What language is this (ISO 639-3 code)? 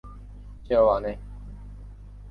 zho